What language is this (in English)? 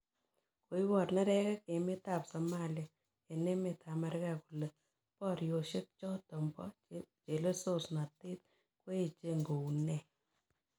Kalenjin